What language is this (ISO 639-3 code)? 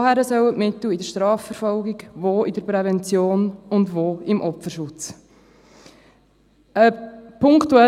gsw